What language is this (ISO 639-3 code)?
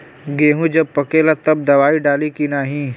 bho